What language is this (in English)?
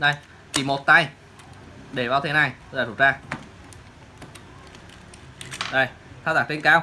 Vietnamese